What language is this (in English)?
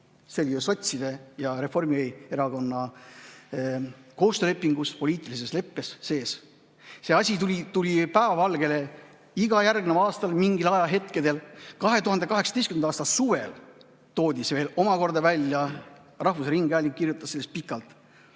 Estonian